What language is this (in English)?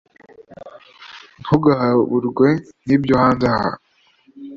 Kinyarwanda